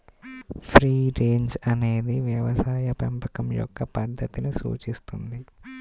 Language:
Telugu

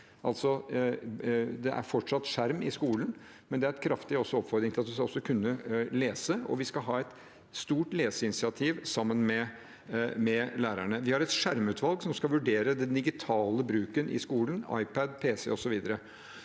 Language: Norwegian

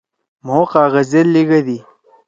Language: Torwali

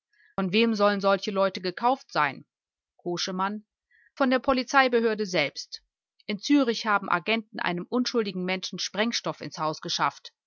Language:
German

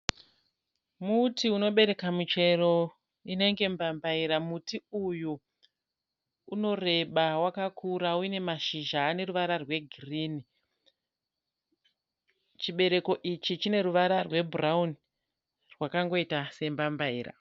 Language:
Shona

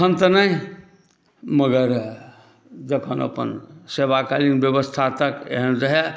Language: Maithili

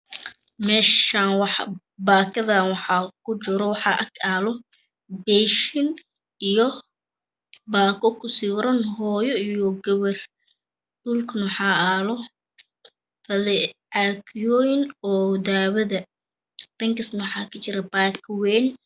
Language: Somali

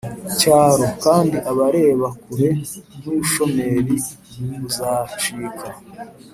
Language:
Kinyarwanda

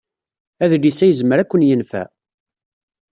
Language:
Kabyle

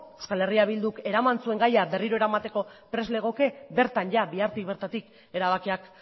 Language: Basque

